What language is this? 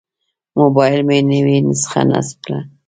Pashto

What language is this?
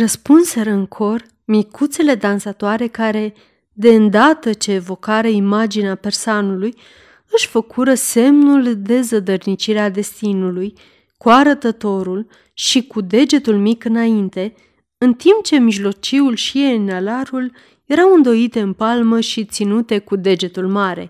Romanian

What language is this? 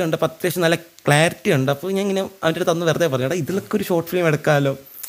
Malayalam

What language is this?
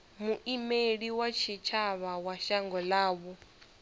Venda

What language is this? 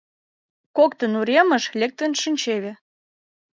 Mari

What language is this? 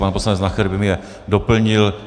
Czech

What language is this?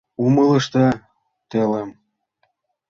Mari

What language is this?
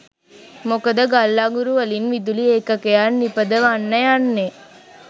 Sinhala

